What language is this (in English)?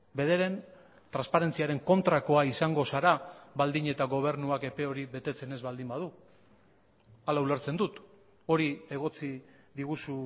Basque